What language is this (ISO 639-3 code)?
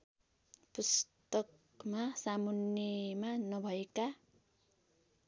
nep